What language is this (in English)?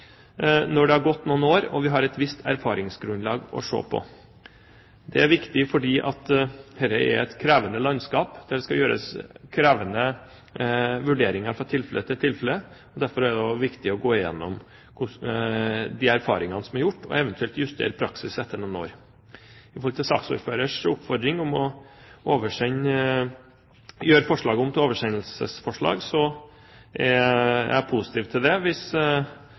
Norwegian Bokmål